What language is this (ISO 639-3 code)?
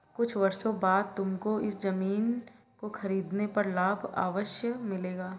hin